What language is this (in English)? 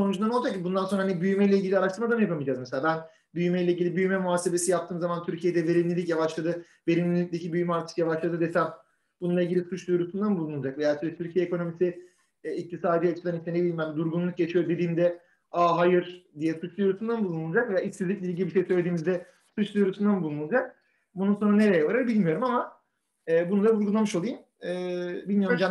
Turkish